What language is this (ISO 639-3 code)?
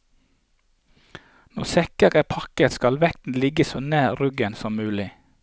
nor